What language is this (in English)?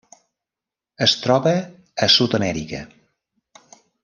Catalan